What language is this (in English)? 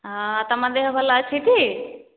Odia